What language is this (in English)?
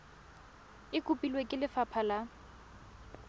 Tswana